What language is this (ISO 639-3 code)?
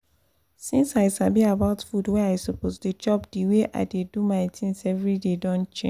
pcm